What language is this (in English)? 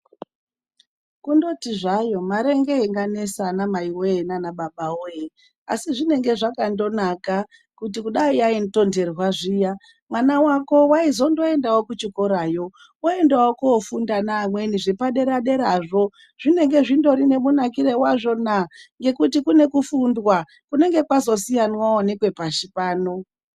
Ndau